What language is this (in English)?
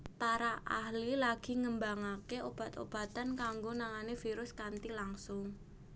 Javanese